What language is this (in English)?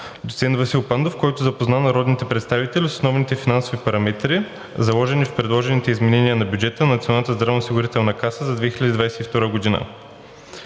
Bulgarian